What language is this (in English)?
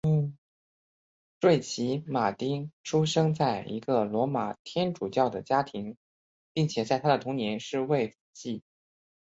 Chinese